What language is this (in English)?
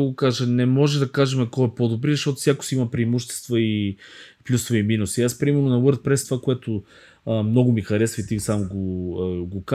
Bulgarian